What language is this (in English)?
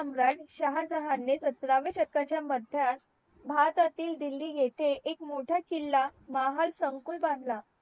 Marathi